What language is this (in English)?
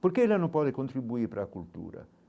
Portuguese